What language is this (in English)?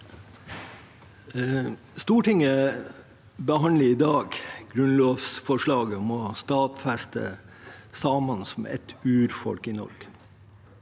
Norwegian